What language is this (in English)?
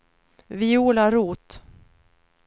Swedish